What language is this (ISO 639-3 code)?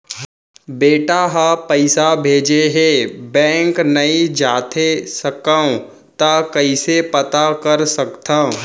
hne